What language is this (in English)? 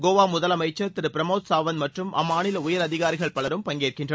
Tamil